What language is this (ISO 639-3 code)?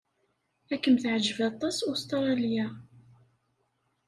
kab